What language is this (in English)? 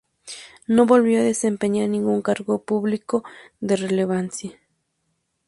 Spanish